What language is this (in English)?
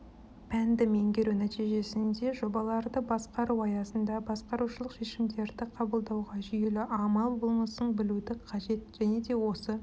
Kazakh